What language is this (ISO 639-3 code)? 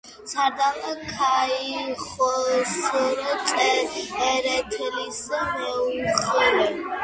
kat